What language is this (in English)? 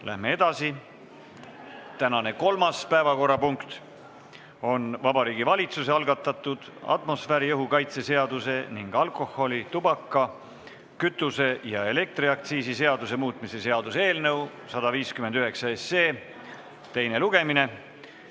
Estonian